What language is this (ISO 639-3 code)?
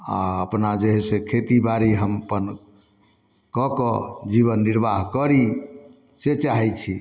mai